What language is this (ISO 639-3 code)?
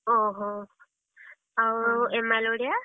ori